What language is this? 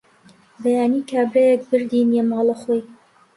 Central Kurdish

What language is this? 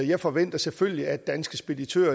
Danish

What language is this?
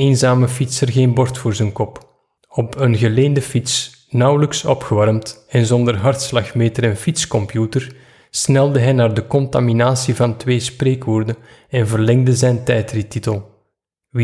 Dutch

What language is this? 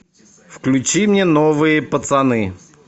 Russian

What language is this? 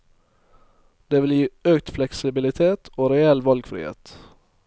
Norwegian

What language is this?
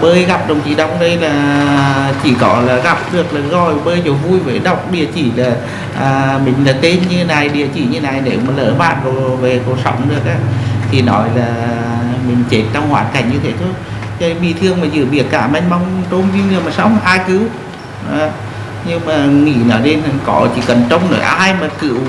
Vietnamese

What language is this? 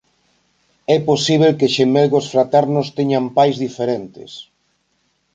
Galician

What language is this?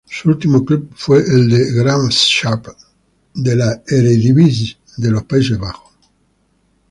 Spanish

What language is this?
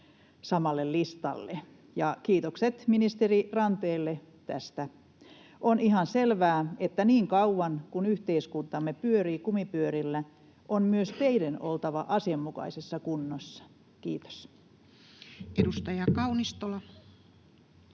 Finnish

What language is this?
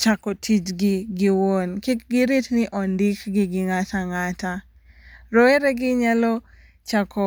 Luo (Kenya and Tanzania)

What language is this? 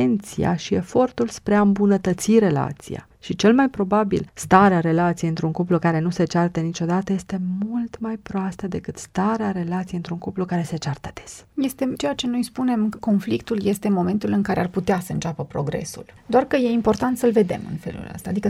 Romanian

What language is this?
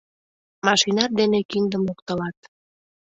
Mari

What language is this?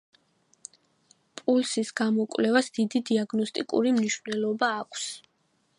Georgian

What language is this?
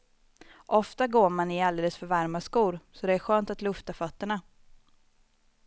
Swedish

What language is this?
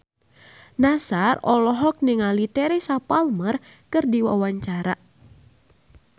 Sundanese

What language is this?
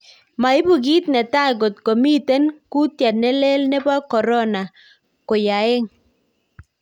Kalenjin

